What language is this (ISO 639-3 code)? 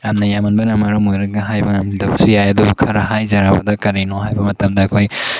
mni